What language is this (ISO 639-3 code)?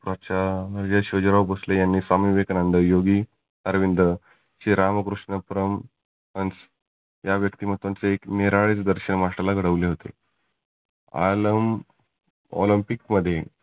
mar